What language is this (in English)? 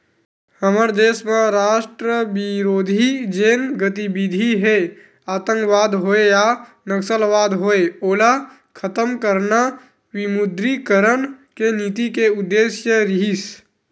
Chhattisgarhi